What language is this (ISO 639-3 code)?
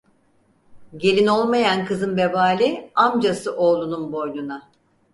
tur